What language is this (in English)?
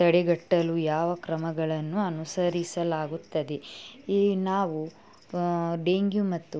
Kannada